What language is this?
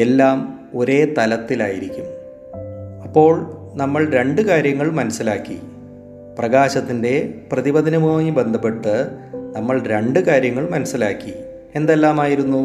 Malayalam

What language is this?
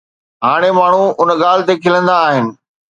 Sindhi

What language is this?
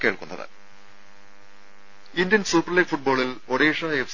Malayalam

